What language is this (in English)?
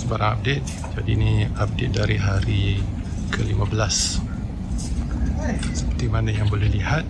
Malay